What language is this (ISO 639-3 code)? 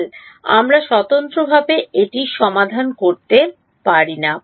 ben